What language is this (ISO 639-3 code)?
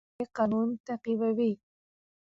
pus